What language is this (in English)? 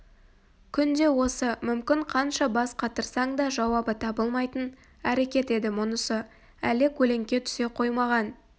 Kazakh